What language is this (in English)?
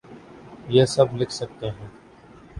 Urdu